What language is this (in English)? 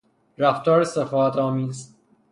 Persian